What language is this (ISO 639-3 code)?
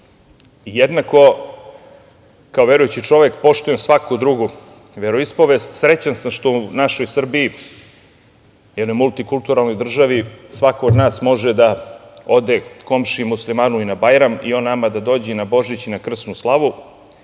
srp